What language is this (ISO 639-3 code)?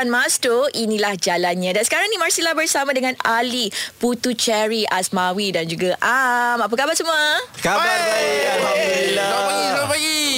msa